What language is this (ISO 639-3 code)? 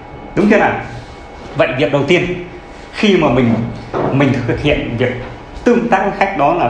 vie